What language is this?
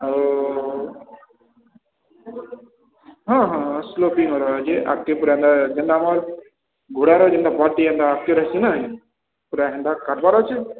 Odia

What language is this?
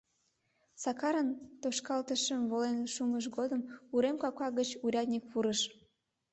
Mari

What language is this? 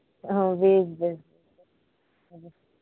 Santali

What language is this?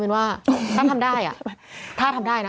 Thai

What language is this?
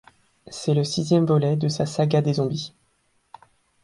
French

